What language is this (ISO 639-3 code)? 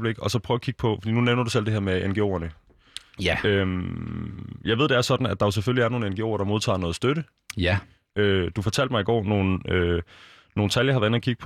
dan